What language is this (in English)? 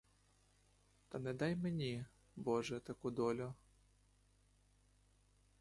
Ukrainian